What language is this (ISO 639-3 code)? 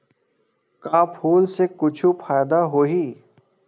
hne